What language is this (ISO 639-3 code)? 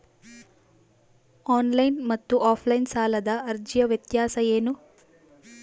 kan